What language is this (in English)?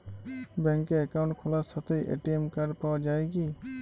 Bangla